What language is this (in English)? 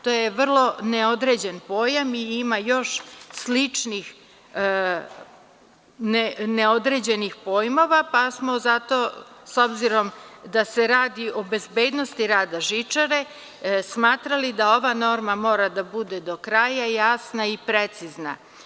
Serbian